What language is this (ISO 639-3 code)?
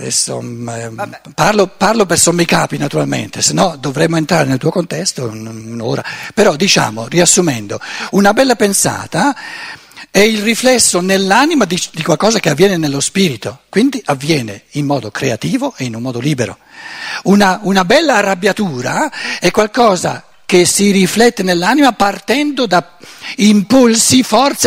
ita